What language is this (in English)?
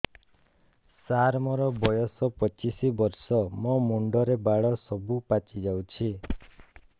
Odia